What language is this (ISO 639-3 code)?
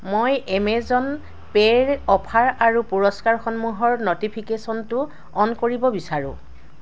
asm